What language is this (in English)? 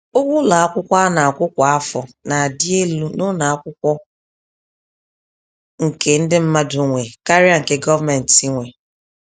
Igbo